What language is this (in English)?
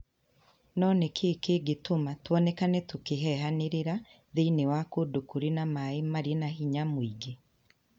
Kikuyu